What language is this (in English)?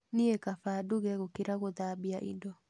Kikuyu